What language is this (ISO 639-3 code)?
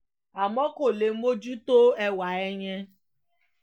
yor